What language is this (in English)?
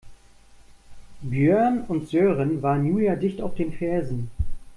German